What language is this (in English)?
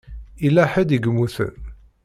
Kabyle